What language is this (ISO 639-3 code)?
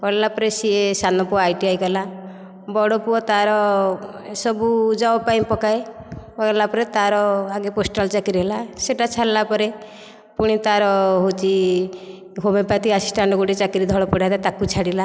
ori